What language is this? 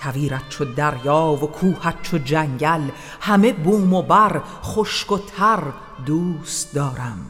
Persian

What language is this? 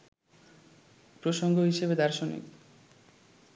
Bangla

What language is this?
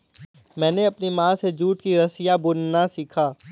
Hindi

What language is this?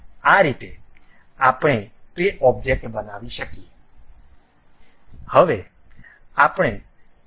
Gujarati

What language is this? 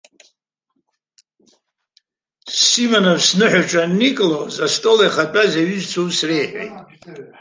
Abkhazian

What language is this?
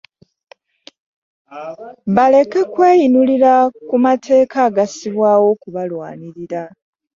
Ganda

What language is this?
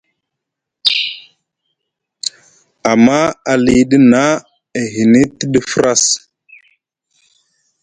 Musgu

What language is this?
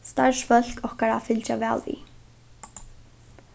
Faroese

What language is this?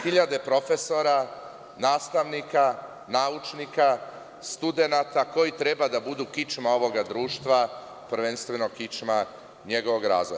Serbian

